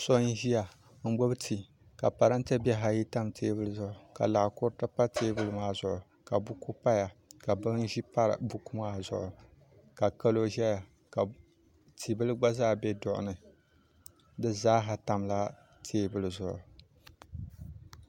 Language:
Dagbani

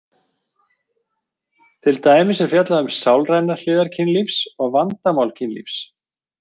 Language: Icelandic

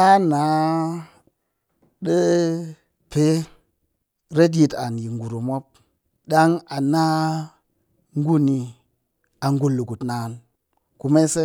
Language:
Cakfem-Mushere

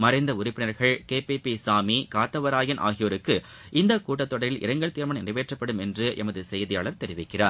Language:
Tamil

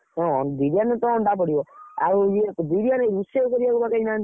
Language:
Odia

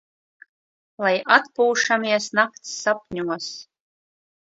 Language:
Latvian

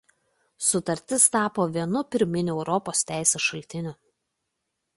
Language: Lithuanian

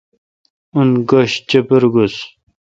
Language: Kalkoti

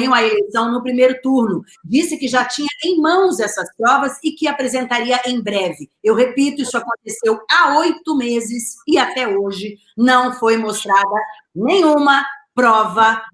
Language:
Portuguese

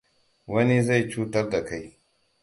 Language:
Hausa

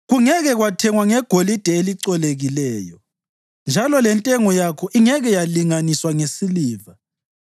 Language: North Ndebele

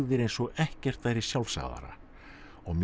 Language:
Icelandic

